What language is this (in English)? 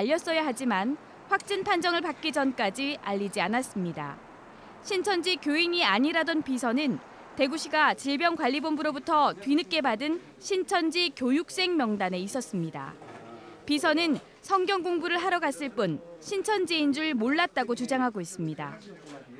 Korean